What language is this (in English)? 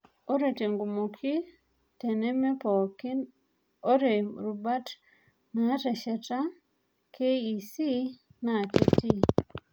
Masai